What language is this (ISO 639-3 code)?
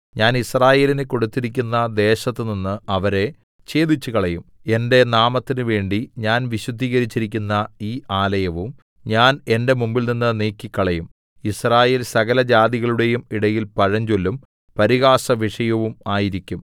mal